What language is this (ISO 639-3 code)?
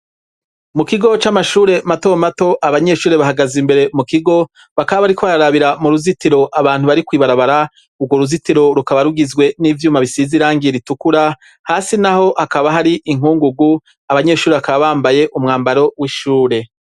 run